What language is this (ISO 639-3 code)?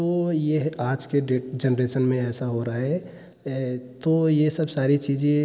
hin